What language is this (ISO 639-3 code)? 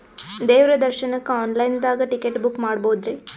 kan